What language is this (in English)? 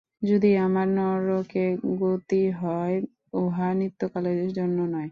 Bangla